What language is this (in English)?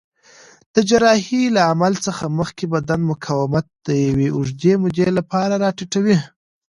Pashto